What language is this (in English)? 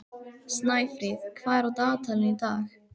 Icelandic